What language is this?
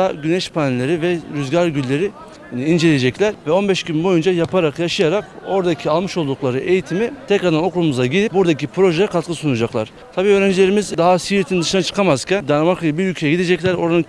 Turkish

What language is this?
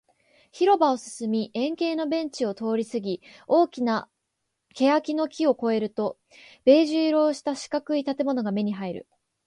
Japanese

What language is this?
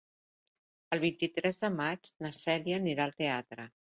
Catalan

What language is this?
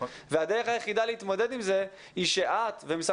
Hebrew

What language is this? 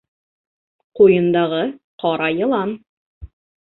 Bashkir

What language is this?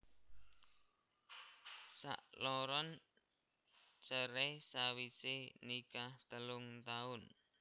Javanese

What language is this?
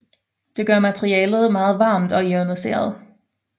Danish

